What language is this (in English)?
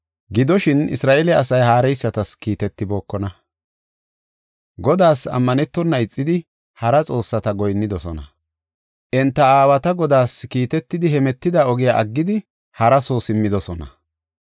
Gofa